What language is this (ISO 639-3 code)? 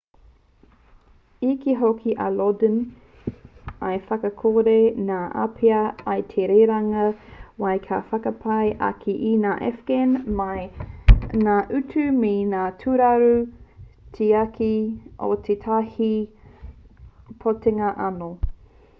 mri